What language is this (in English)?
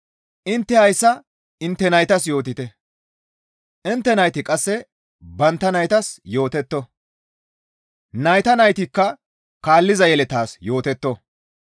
Gamo